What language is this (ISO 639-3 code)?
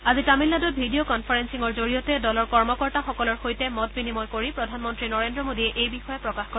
asm